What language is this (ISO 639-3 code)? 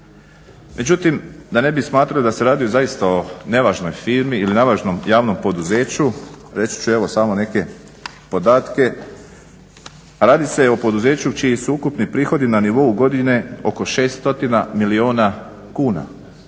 hrv